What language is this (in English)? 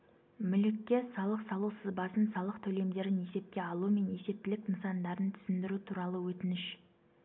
Kazakh